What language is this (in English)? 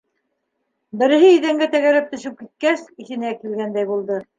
Bashkir